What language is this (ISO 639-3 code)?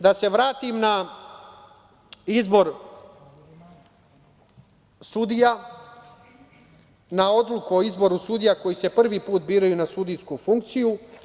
srp